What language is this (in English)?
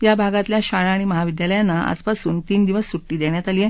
Marathi